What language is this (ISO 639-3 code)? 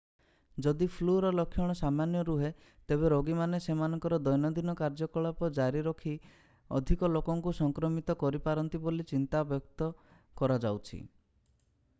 ori